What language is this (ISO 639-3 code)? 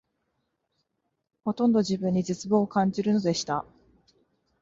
jpn